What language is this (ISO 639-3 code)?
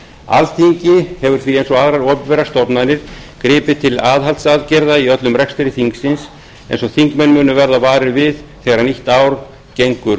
isl